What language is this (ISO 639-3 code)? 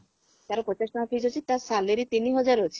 ori